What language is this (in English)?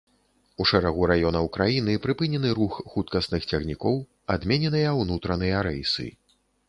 Belarusian